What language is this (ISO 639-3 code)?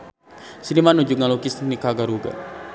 sun